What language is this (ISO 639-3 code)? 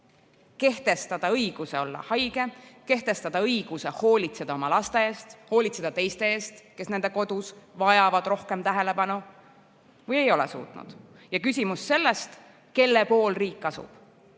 est